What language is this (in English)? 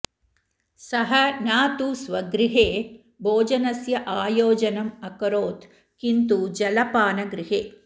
Sanskrit